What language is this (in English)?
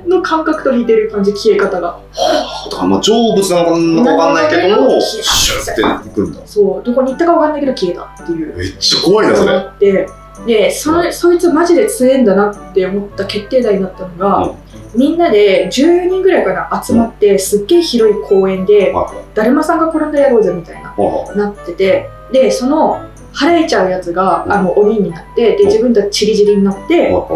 Japanese